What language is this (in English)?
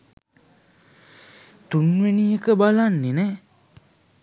Sinhala